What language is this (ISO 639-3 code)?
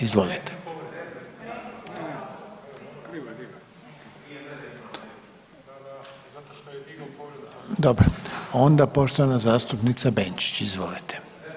hrv